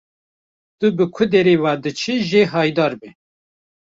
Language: Kurdish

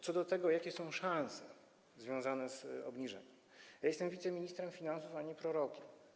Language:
Polish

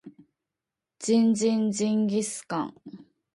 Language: Japanese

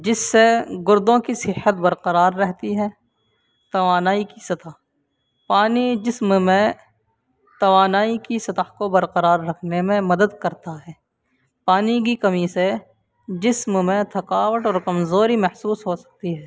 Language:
Urdu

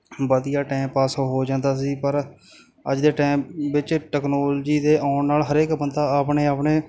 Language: Punjabi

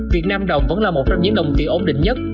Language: Vietnamese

